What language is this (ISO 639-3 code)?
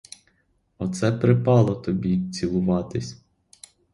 ukr